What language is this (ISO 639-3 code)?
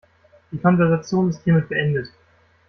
deu